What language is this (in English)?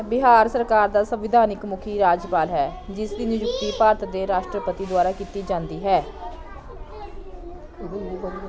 Punjabi